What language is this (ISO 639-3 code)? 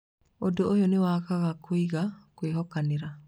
kik